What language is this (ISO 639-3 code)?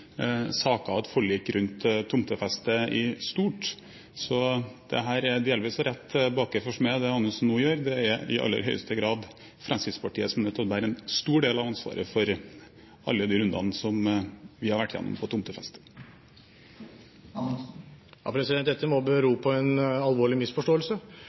nob